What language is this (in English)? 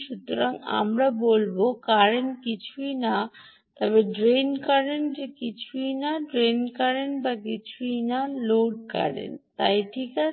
Bangla